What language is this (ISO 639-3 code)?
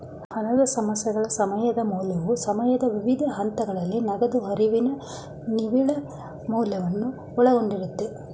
kan